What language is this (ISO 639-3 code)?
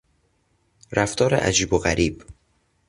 fas